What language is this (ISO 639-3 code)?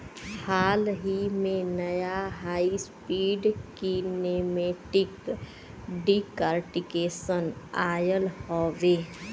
bho